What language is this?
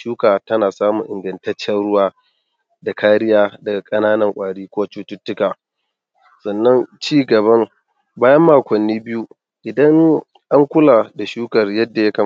Hausa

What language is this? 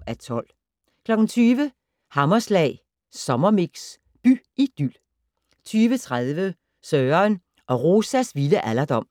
Danish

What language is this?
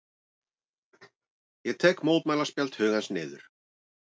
Icelandic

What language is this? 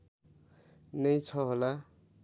Nepali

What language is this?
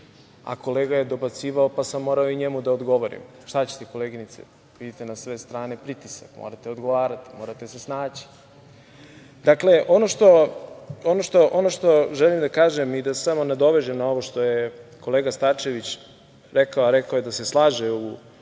Serbian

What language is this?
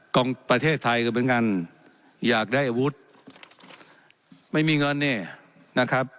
Thai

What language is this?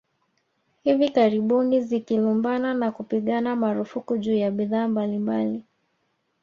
Swahili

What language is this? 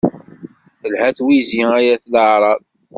Kabyle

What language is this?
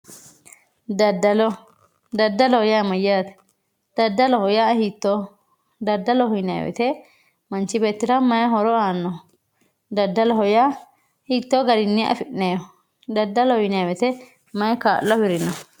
Sidamo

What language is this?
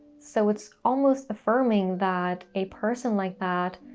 English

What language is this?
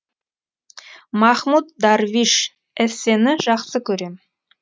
Kazakh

